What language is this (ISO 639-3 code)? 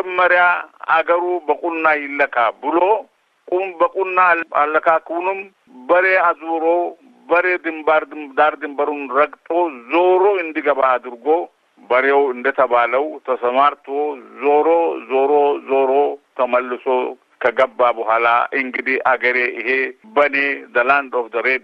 amh